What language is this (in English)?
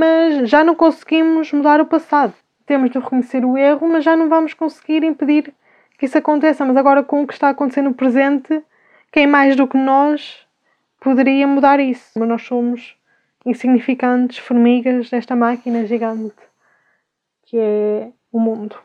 Portuguese